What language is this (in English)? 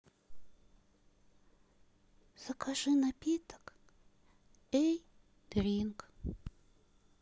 Russian